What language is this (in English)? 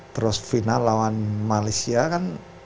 Indonesian